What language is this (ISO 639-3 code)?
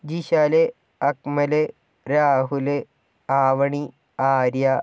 mal